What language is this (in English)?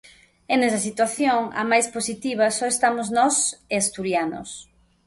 Galician